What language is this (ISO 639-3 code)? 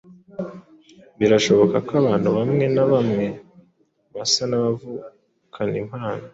kin